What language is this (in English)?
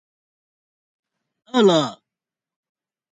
Chinese